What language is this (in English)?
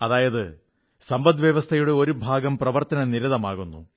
Malayalam